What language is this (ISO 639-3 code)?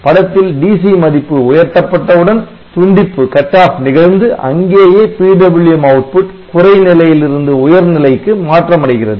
tam